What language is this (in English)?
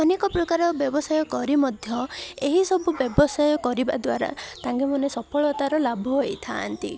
Odia